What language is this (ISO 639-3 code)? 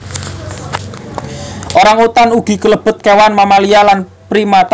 jav